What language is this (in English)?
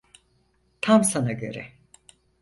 Turkish